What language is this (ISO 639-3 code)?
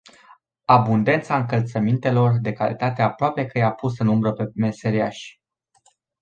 ron